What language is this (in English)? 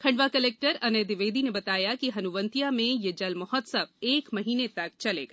Hindi